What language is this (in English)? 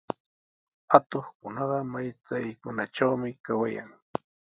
Sihuas Ancash Quechua